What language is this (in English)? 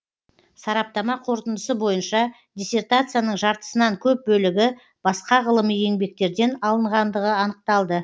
Kazakh